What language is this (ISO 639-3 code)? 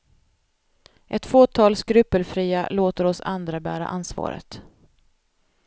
swe